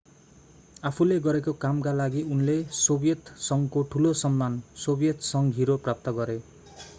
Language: Nepali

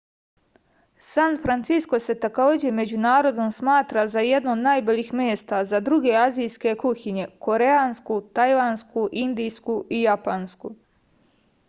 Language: Serbian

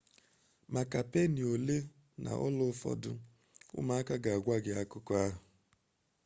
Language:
Igbo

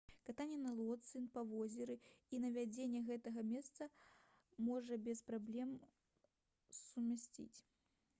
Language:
Belarusian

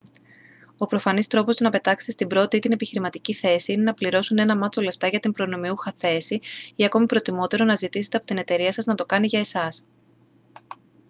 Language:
Greek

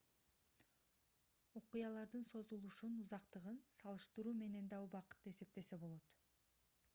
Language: Kyrgyz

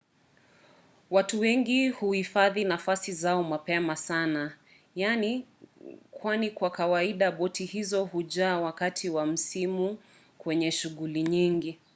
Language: Swahili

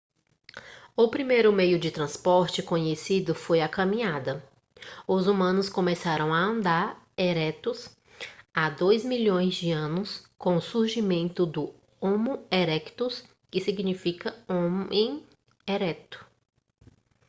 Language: Portuguese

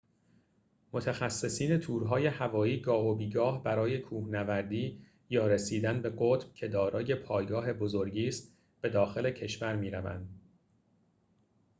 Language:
Persian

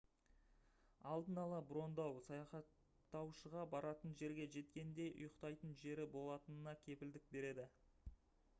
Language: Kazakh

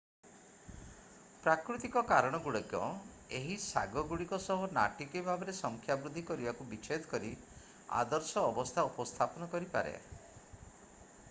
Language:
Odia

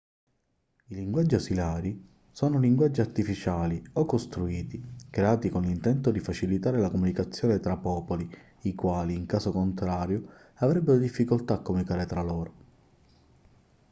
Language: Italian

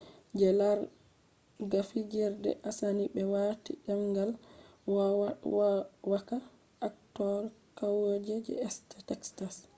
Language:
Fula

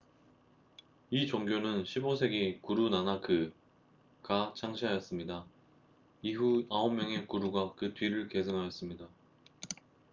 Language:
Korean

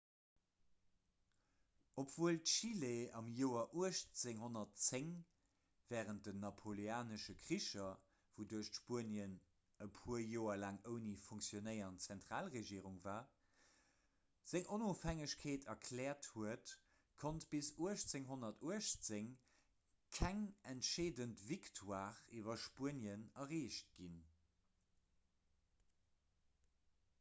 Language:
Luxembourgish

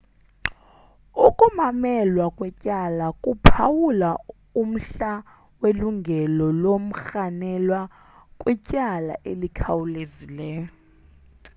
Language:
Xhosa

